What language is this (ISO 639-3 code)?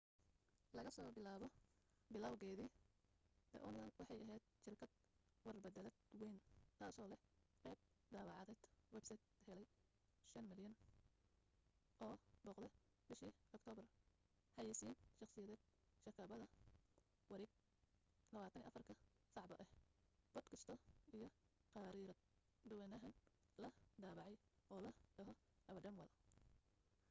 som